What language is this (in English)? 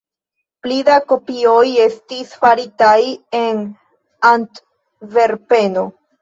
Esperanto